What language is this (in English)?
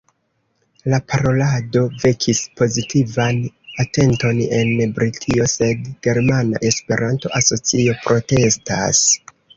Esperanto